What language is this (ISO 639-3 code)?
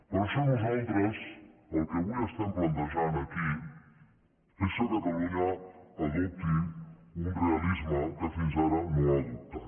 cat